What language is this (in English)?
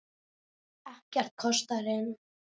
Icelandic